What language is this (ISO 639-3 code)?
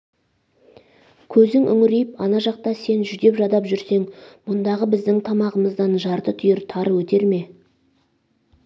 kaz